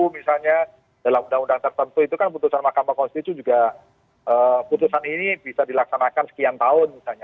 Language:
Indonesian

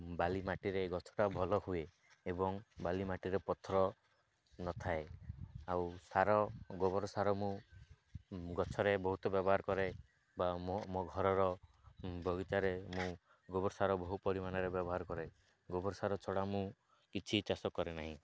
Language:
Odia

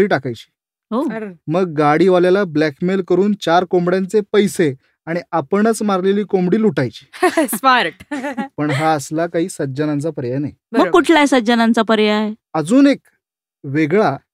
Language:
Marathi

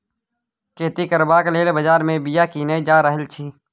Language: Maithili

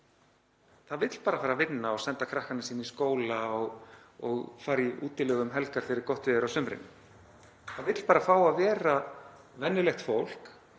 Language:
Icelandic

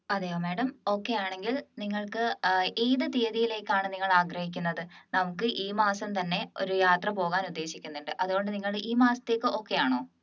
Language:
Malayalam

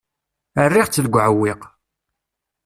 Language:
Kabyle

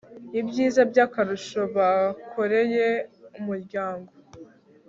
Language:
Kinyarwanda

